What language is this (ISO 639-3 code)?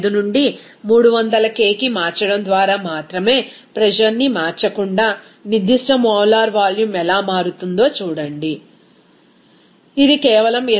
tel